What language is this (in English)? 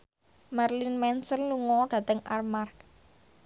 Javanese